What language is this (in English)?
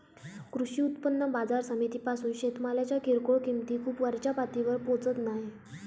Marathi